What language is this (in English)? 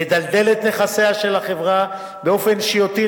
Hebrew